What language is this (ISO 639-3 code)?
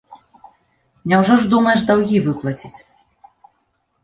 bel